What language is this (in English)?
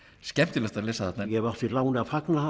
Icelandic